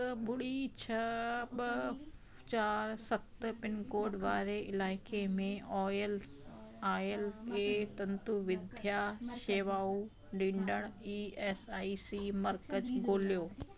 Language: Sindhi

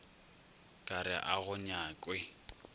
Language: Northern Sotho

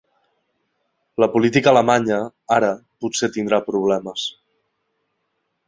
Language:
Catalan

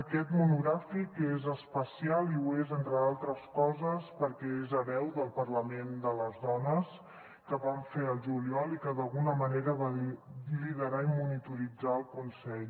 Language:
Catalan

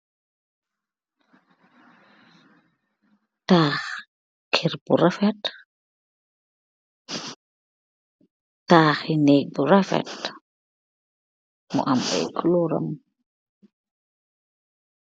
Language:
Wolof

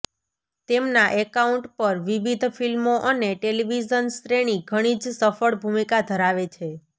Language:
Gujarati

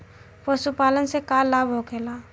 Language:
Bhojpuri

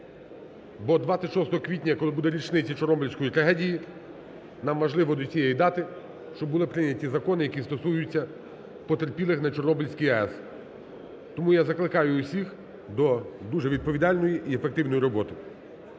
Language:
Ukrainian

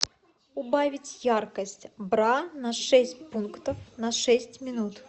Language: Russian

